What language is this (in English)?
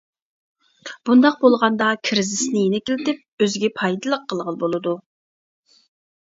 Uyghur